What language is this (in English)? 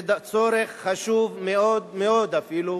Hebrew